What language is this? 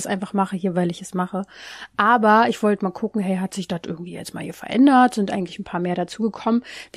German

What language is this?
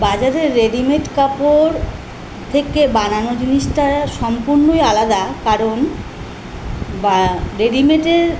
Bangla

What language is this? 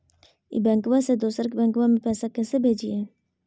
Magahi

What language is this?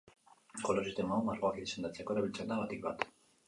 Basque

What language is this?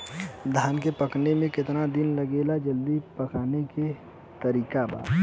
Bhojpuri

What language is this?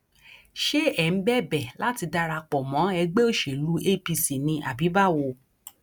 Yoruba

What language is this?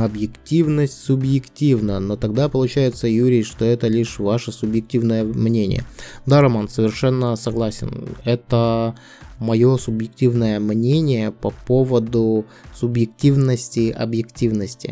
Russian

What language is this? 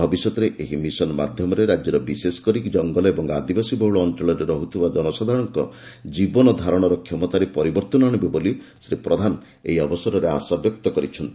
Odia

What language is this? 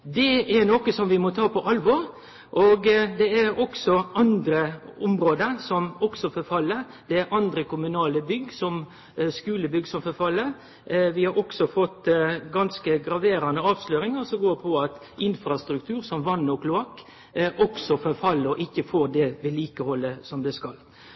Norwegian Nynorsk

